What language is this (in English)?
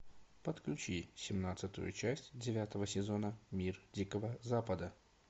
Russian